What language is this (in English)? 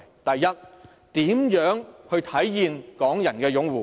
Cantonese